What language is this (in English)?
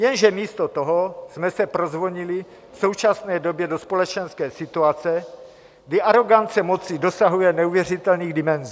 Czech